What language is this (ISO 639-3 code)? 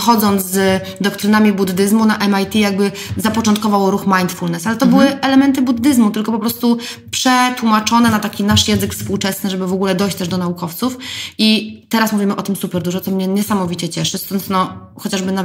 pol